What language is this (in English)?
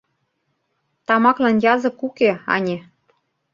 Mari